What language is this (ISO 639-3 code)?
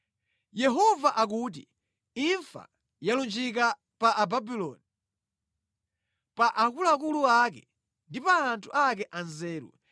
nya